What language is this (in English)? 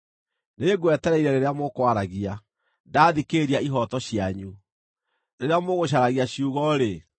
Kikuyu